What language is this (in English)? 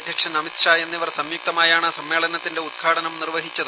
Malayalam